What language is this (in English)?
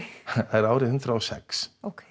Icelandic